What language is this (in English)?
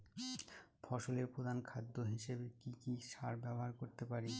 Bangla